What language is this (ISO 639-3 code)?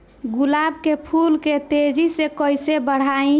bho